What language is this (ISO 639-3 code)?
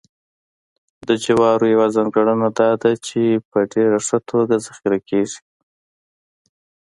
pus